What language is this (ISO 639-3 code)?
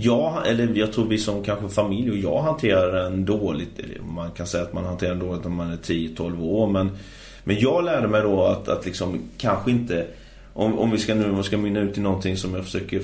swe